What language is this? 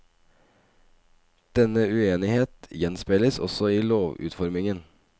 Norwegian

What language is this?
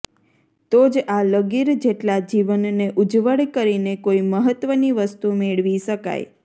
Gujarati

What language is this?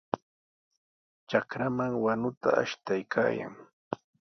Sihuas Ancash Quechua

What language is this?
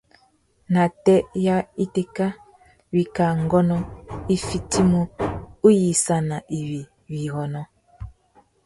Tuki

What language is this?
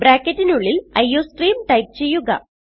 Malayalam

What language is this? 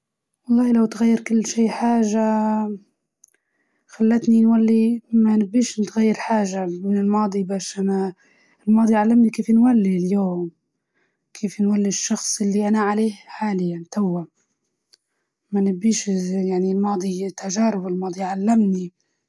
Libyan Arabic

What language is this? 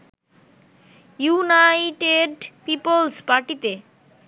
Bangla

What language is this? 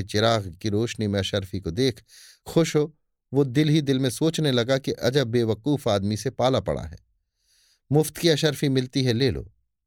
Hindi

